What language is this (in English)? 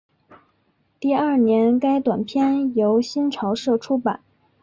Chinese